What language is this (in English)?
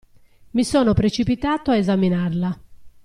Italian